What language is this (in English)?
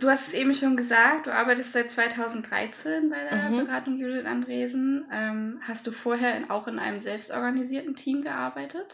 German